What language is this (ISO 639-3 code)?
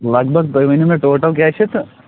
kas